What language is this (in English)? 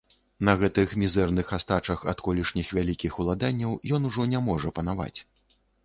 Belarusian